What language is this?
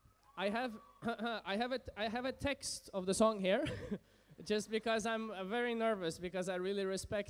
English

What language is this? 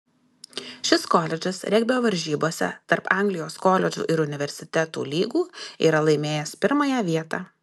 Lithuanian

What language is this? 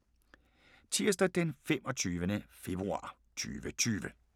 Danish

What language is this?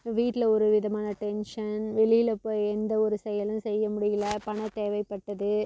Tamil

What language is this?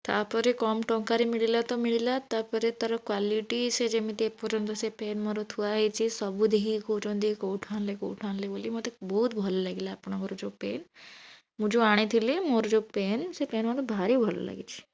Odia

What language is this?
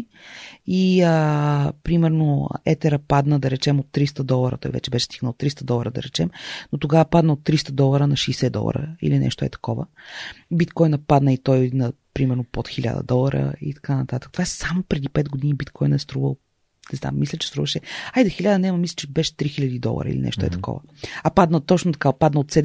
Bulgarian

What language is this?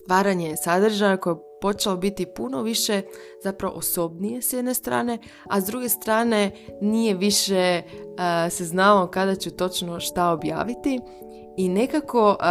Croatian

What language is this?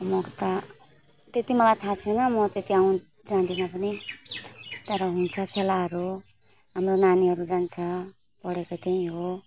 Nepali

